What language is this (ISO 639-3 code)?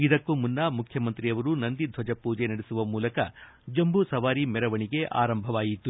kan